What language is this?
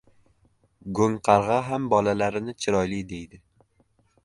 Uzbek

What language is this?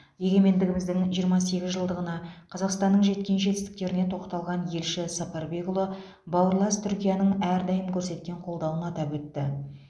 Kazakh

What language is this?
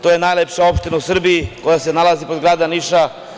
Serbian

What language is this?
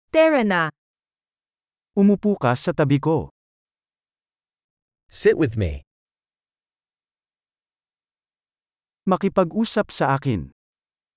Filipino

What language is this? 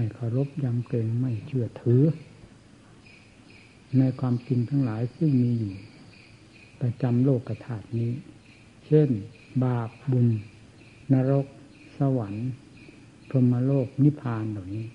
Thai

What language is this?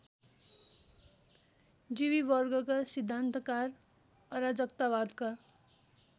Nepali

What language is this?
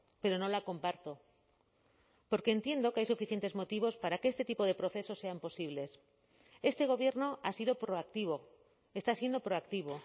Spanish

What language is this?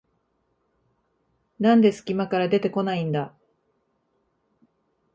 Japanese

